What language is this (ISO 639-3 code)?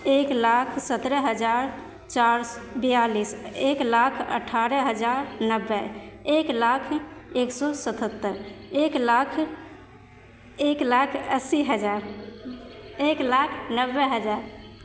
mai